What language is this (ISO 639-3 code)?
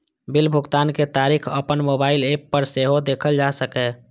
mai